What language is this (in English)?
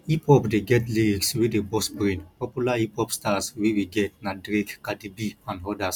Nigerian Pidgin